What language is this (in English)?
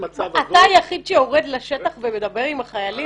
Hebrew